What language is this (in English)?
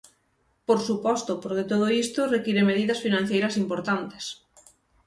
Galician